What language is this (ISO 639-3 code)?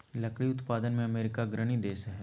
mag